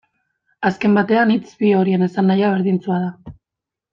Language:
Basque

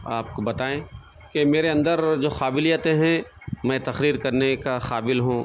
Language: Urdu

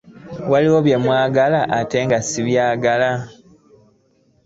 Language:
Ganda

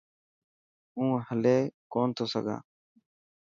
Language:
Dhatki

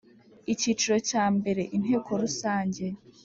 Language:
Kinyarwanda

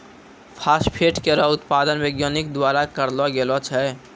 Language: Maithili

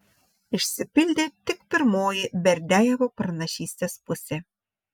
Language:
Lithuanian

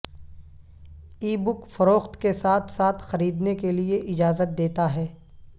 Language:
Urdu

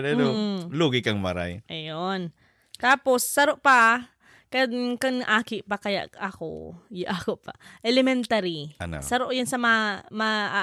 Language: Filipino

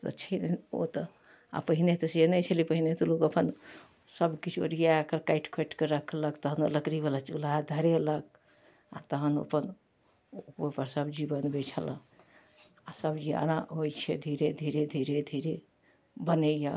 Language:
Maithili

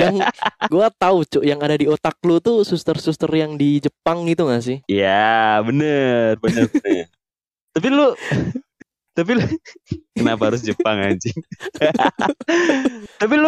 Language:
Indonesian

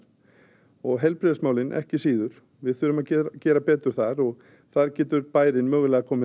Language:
Icelandic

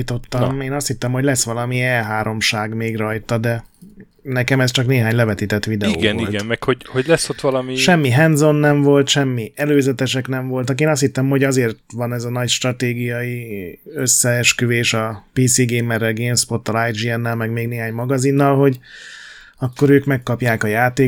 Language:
Hungarian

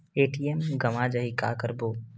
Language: Chhattisgarhi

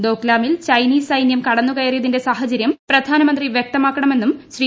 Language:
Malayalam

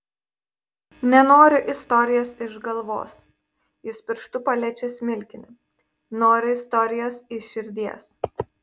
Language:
Lithuanian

